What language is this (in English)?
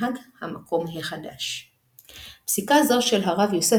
Hebrew